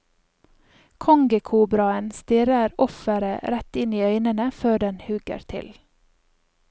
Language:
Norwegian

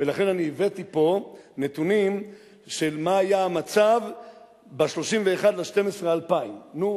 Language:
Hebrew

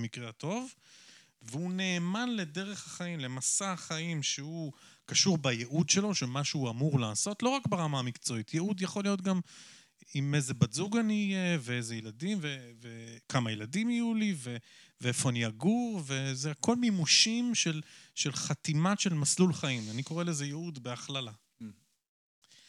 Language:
Hebrew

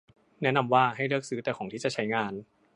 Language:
Thai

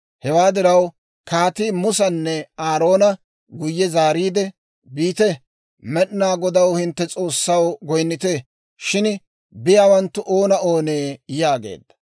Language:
Dawro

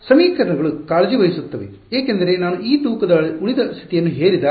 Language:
Kannada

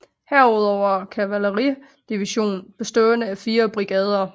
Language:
Danish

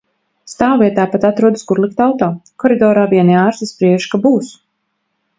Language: Latvian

